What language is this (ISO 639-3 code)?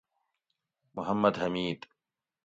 gwc